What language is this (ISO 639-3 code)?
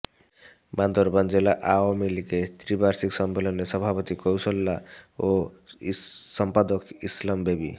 ben